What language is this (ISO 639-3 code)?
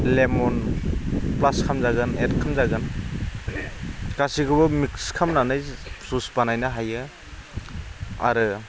brx